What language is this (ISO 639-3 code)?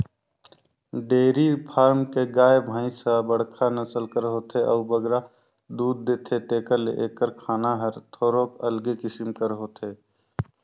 hne